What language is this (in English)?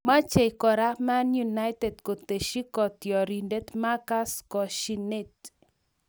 Kalenjin